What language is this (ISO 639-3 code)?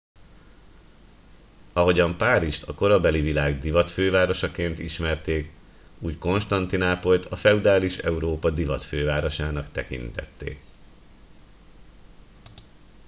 hun